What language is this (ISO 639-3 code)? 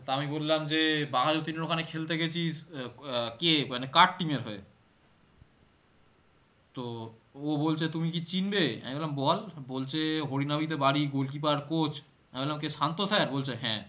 ben